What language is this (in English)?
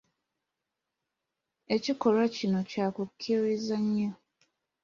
Ganda